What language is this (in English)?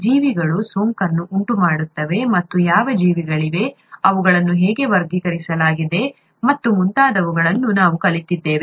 Kannada